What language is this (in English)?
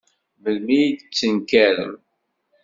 Kabyle